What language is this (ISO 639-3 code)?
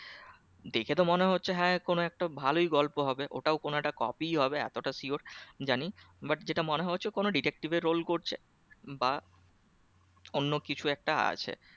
ben